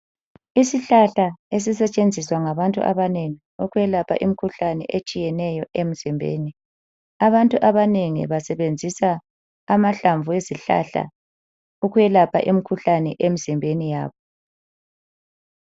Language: North Ndebele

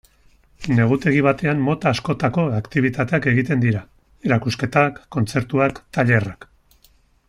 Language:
Basque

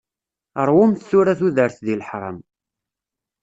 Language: Kabyle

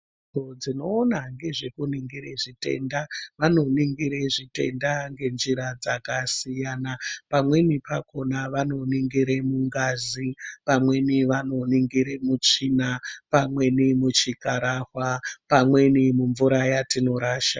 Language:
Ndau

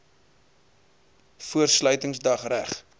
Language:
Afrikaans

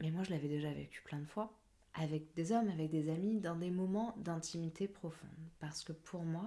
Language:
French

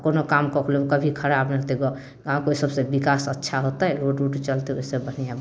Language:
Maithili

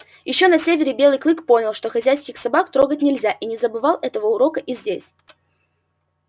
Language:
Russian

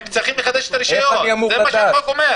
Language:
Hebrew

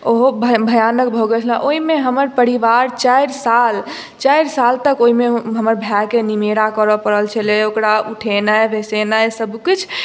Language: Maithili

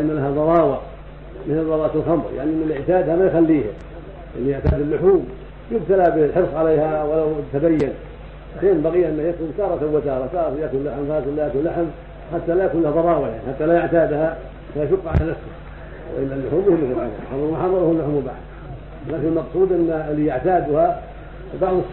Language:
Arabic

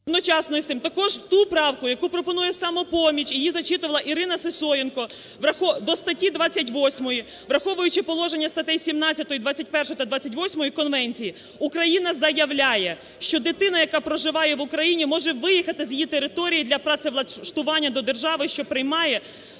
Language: Ukrainian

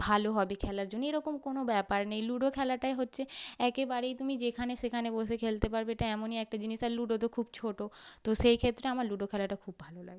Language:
Bangla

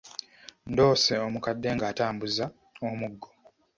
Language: Ganda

